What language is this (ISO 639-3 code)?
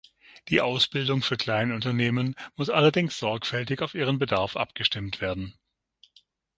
deu